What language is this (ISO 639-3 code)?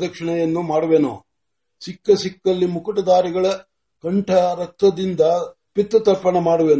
mar